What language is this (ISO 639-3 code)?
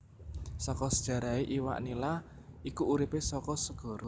jav